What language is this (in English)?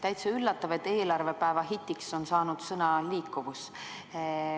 Estonian